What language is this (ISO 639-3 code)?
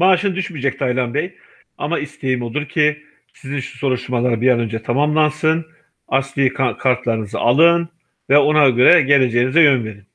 tur